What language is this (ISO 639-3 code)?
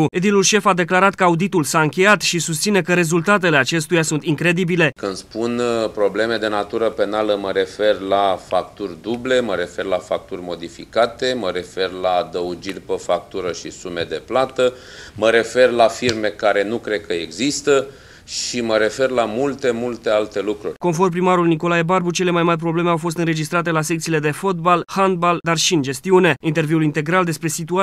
ron